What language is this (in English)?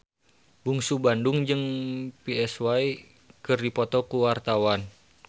Sundanese